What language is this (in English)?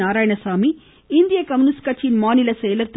Tamil